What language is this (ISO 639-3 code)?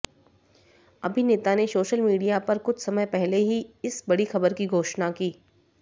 hin